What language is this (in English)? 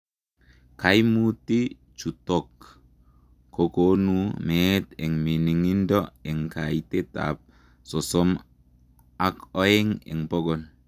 Kalenjin